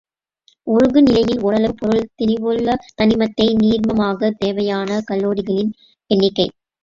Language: Tamil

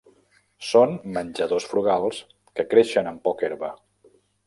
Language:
Catalan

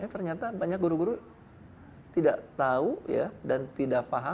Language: Indonesian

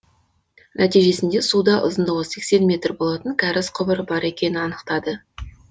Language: Kazakh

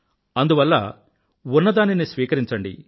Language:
Telugu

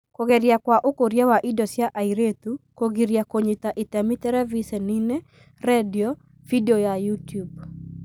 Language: Kikuyu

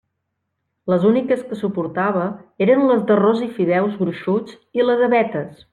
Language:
Catalan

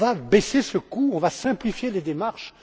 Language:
French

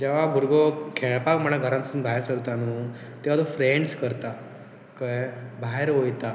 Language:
Konkani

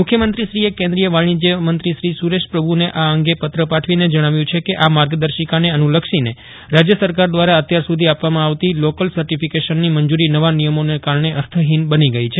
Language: Gujarati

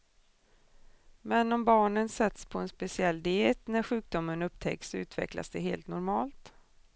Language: Swedish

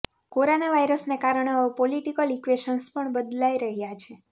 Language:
Gujarati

